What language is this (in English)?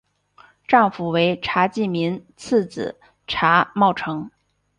Chinese